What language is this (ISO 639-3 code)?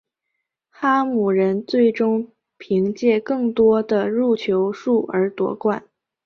zho